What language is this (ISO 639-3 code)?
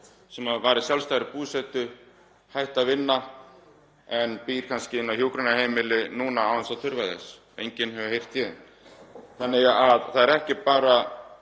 isl